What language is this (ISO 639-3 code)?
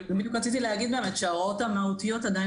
heb